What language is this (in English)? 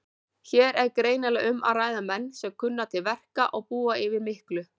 Icelandic